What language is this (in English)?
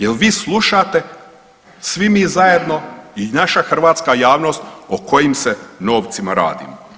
Croatian